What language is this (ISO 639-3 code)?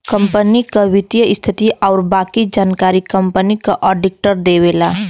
bho